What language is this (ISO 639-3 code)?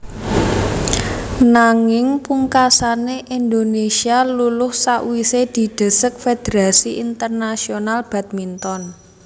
jav